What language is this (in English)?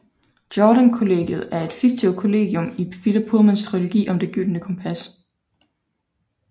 Danish